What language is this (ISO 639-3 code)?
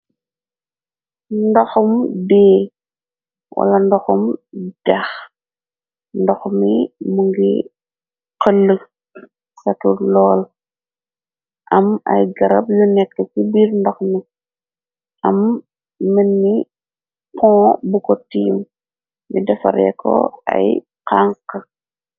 wol